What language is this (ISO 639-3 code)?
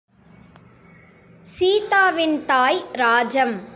tam